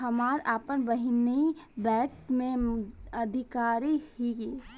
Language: Bhojpuri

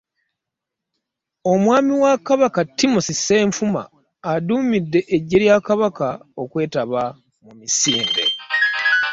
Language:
Ganda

